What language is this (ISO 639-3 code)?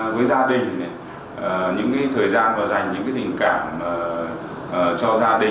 vie